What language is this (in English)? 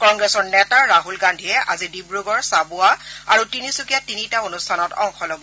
Assamese